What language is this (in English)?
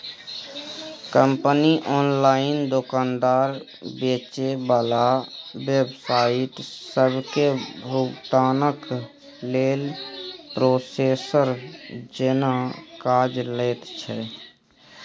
Maithili